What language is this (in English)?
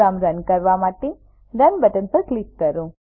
Gujarati